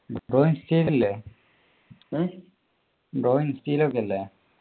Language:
Malayalam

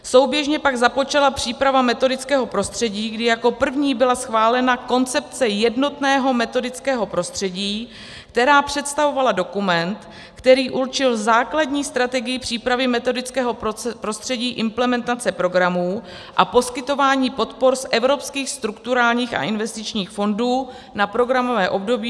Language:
Czech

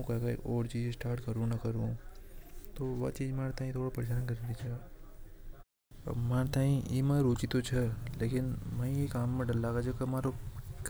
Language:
Hadothi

